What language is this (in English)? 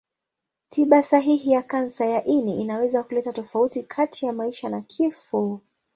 Swahili